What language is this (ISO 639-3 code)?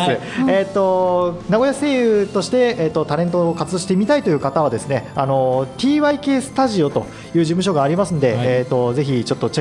jpn